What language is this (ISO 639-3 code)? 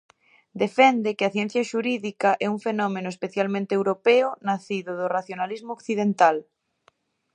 glg